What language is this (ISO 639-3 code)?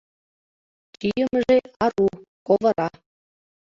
chm